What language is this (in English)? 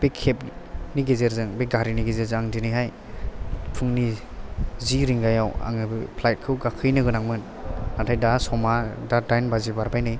Bodo